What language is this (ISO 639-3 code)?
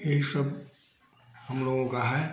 hin